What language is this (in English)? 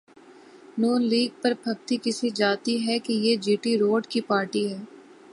Urdu